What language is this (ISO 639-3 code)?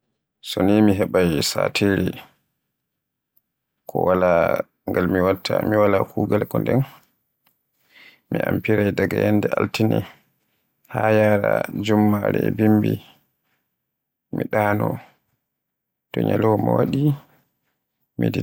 fue